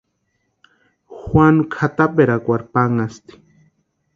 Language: Western Highland Purepecha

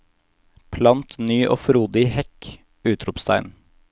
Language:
Norwegian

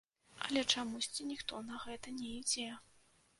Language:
Belarusian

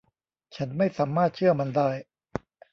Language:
Thai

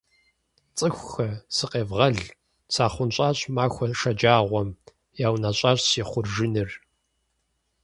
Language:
Kabardian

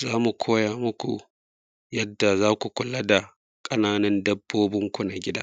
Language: Hausa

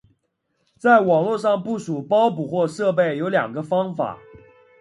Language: Chinese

